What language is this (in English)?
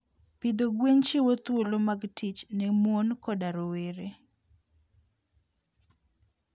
Luo (Kenya and Tanzania)